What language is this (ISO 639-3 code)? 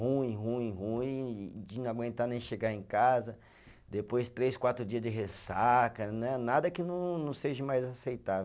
por